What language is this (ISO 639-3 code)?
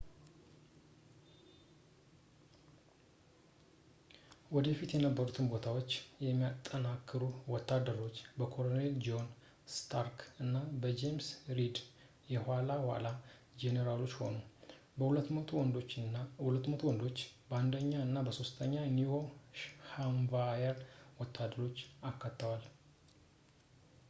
amh